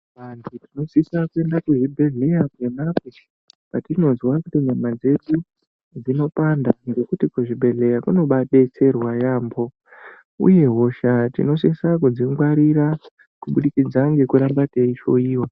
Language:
Ndau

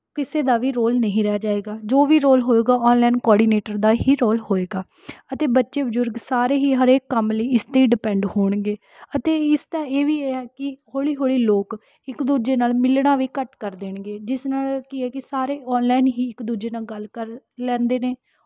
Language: Punjabi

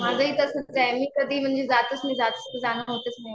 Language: Marathi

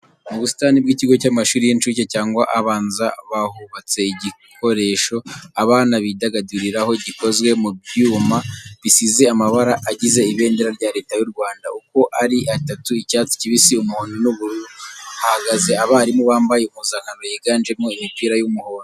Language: Kinyarwanda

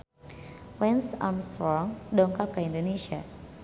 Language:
Sundanese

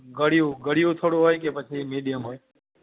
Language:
Gujarati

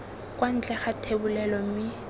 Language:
Tswana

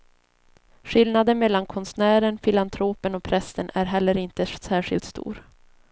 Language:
Swedish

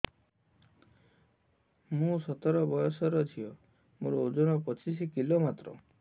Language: Odia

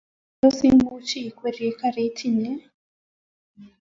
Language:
Kalenjin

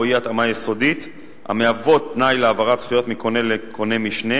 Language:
Hebrew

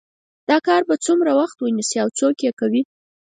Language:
Pashto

